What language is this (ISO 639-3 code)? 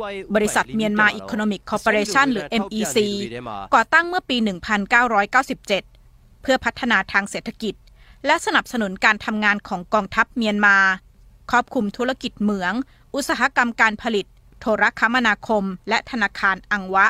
tha